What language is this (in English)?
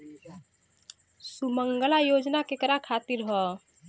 Bhojpuri